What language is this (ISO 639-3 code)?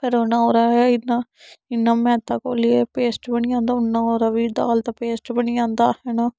doi